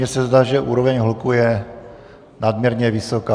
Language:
Czech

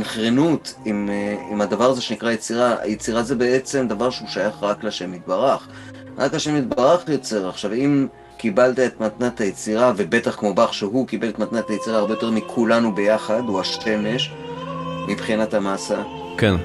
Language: Hebrew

